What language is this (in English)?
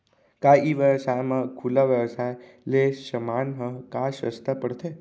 Chhattisgarhi